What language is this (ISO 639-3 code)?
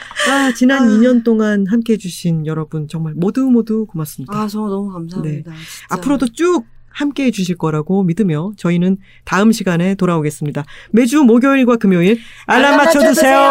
kor